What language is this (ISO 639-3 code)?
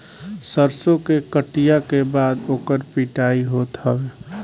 bho